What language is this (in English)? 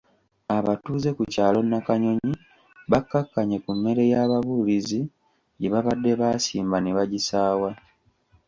Ganda